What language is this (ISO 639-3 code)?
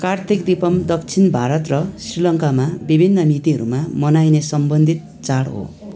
nep